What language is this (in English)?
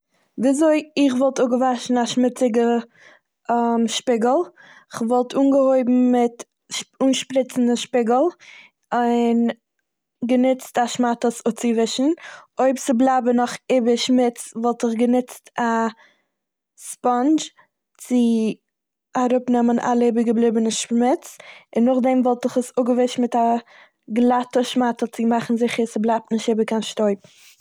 Yiddish